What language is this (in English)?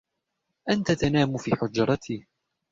Arabic